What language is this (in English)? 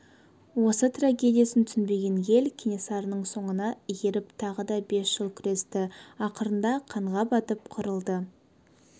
Kazakh